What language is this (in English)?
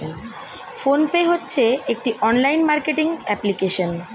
Bangla